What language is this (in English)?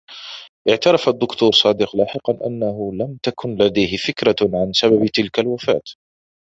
Arabic